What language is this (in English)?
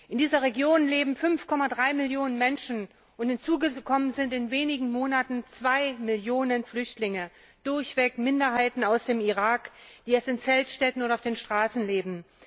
German